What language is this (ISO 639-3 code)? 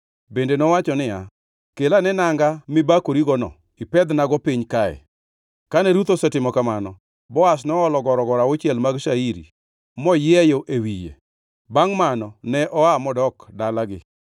luo